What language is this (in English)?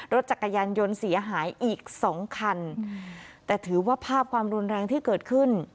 Thai